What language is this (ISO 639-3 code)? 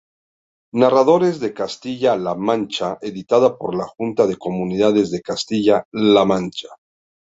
spa